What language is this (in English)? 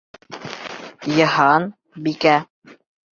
Bashkir